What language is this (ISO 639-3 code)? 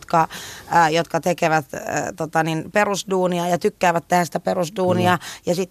fin